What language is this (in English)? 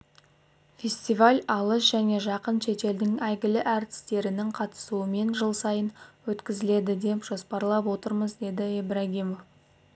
Kazakh